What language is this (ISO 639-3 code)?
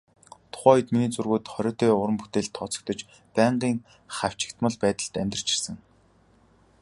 mon